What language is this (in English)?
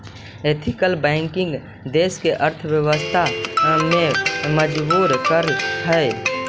Magahi